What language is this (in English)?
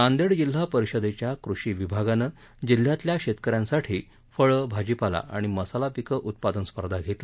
Marathi